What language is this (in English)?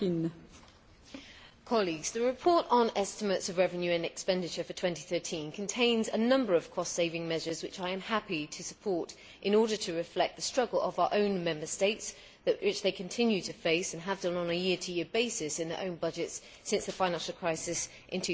English